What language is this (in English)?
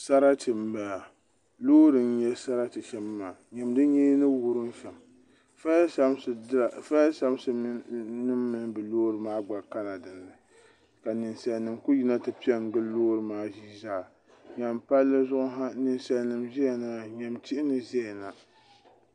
Dagbani